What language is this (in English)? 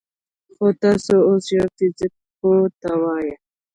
Pashto